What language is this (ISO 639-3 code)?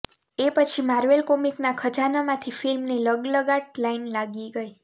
guj